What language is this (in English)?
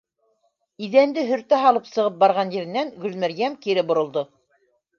Bashkir